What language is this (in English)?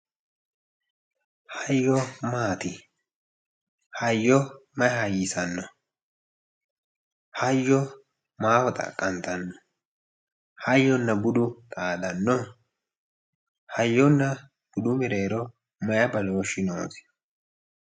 Sidamo